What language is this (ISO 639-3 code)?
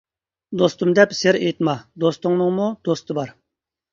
uig